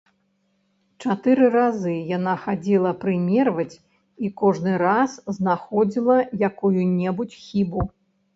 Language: Belarusian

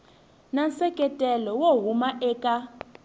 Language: Tsonga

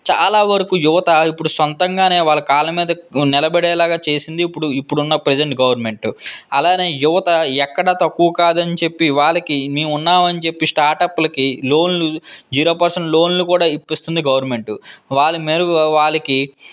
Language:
Telugu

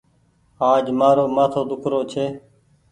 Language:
Goaria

